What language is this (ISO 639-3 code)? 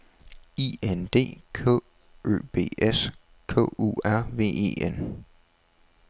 dan